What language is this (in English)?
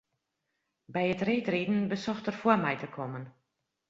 Western Frisian